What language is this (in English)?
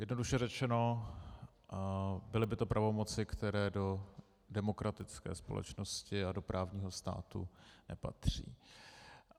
Czech